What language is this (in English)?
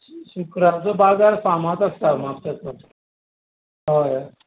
Konkani